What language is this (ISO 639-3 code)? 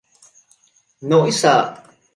vie